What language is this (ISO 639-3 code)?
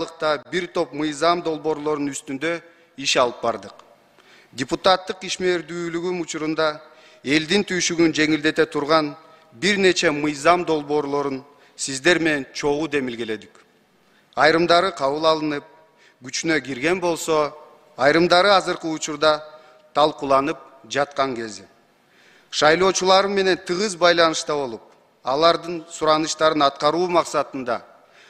tur